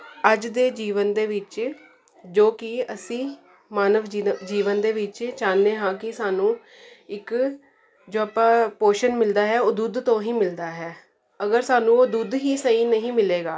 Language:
Punjabi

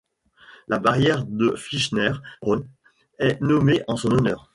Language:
French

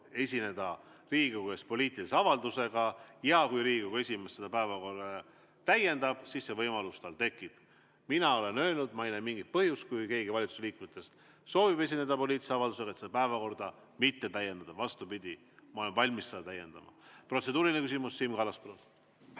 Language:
Estonian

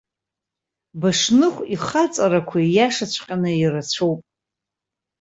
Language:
Abkhazian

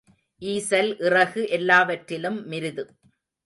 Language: Tamil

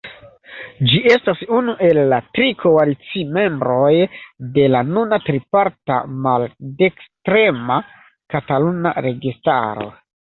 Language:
Esperanto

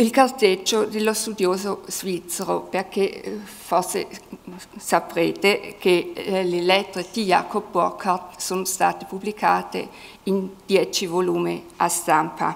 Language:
Italian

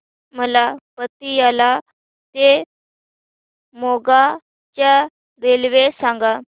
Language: Marathi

